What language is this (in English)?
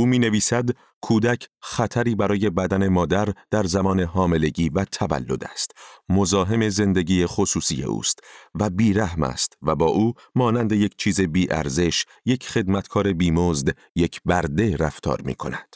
Persian